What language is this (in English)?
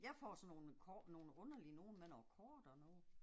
Danish